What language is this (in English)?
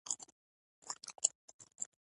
Pashto